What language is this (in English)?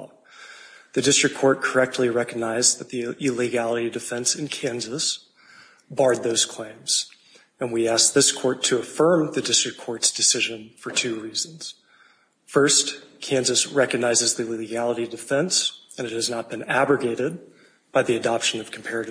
English